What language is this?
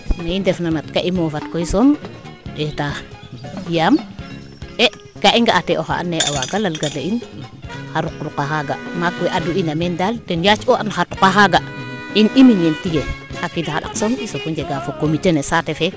Serer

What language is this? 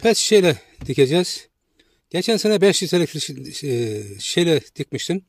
Turkish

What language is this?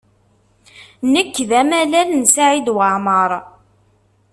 Kabyle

